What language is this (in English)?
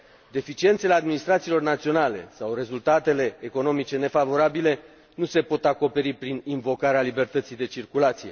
Romanian